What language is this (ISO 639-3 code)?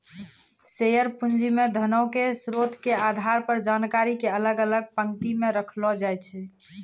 mai